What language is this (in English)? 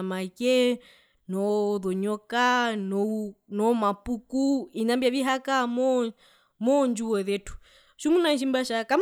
Herero